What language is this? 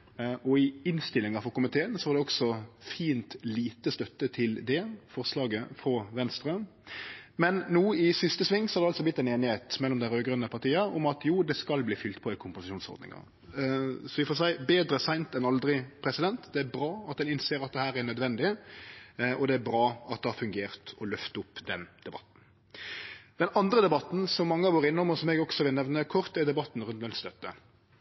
Norwegian Nynorsk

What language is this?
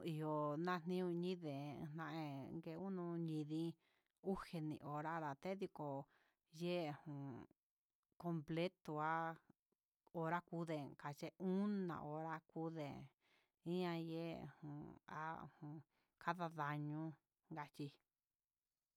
Huitepec Mixtec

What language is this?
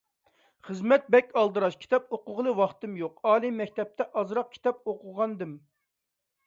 Uyghur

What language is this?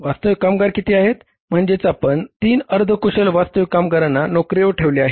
Marathi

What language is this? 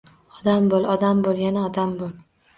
Uzbek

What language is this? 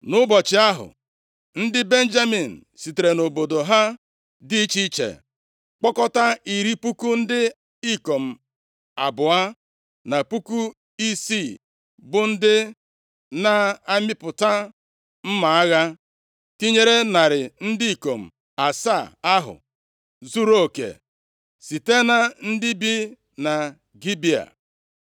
Igbo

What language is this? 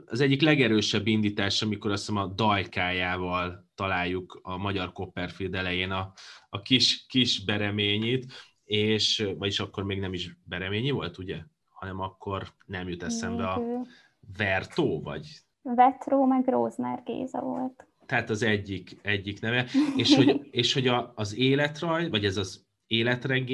Hungarian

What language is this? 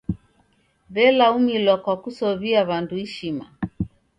Taita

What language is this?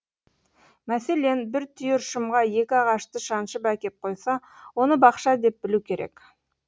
Kazakh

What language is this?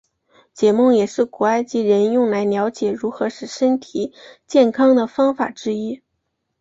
Chinese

